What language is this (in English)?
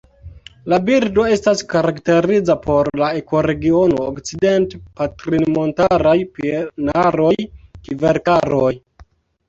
Esperanto